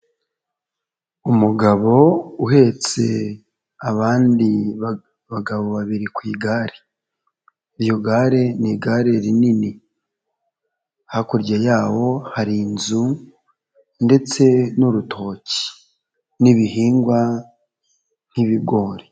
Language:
Kinyarwanda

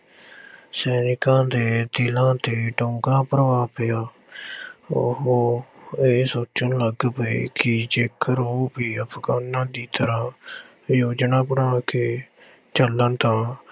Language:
Punjabi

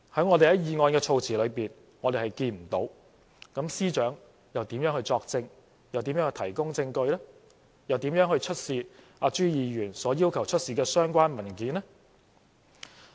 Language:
Cantonese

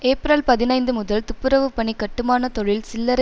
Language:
Tamil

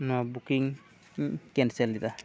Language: Santali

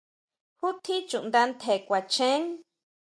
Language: Huautla Mazatec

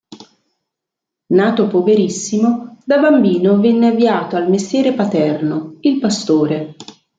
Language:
Italian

